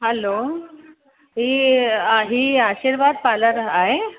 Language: Sindhi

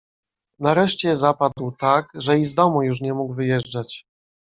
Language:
Polish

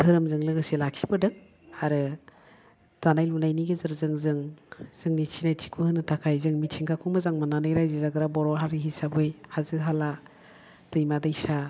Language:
Bodo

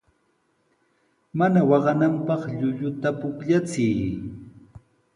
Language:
Sihuas Ancash Quechua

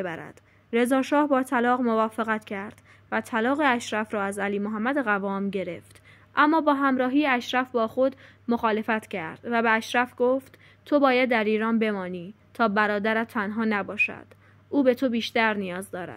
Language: Persian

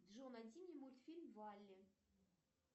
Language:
Russian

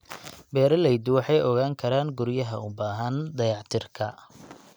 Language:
Somali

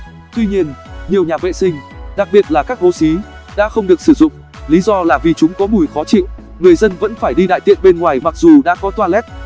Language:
Vietnamese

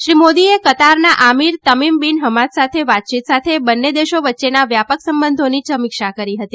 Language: Gujarati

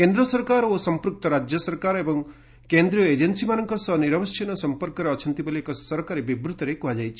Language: Odia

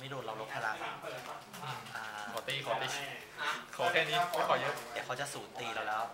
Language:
Thai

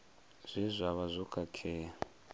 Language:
Venda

